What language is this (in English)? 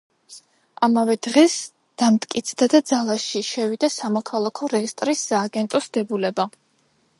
Georgian